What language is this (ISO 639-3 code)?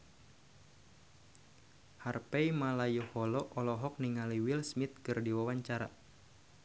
sun